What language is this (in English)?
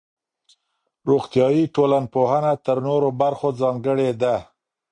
Pashto